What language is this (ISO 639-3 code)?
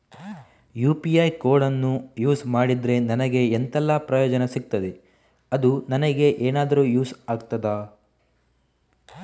kan